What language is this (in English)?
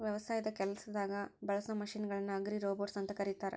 Kannada